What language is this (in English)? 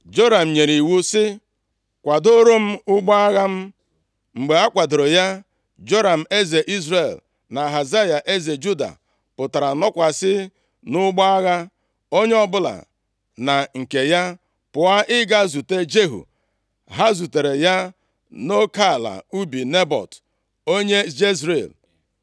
Igbo